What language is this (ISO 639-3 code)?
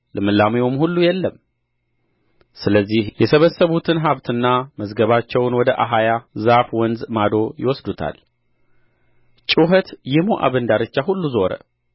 amh